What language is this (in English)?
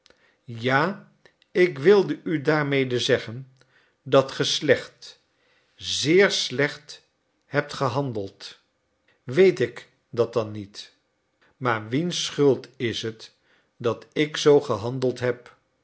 Dutch